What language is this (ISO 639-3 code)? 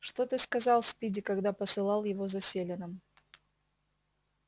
rus